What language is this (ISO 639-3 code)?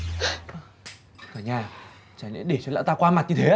vie